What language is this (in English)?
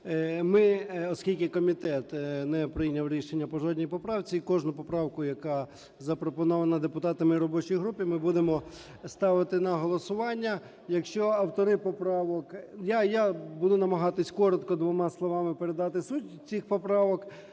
Ukrainian